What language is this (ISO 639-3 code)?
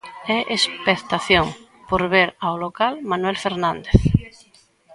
glg